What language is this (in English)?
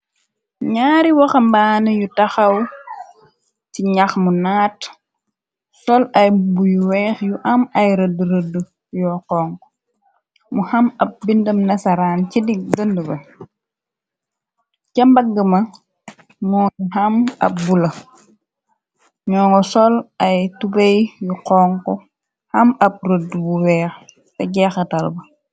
Wolof